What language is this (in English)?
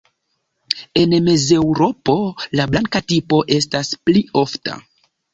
Esperanto